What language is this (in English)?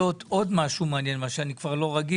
Hebrew